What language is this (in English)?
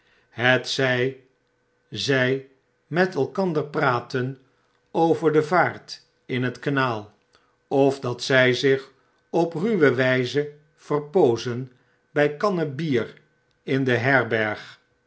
Dutch